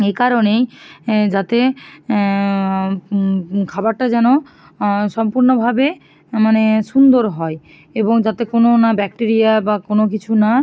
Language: Bangla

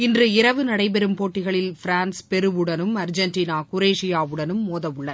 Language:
Tamil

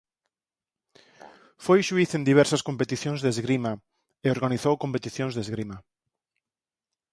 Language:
Galician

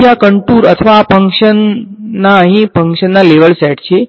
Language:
Gujarati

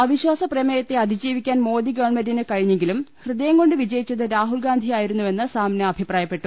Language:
Malayalam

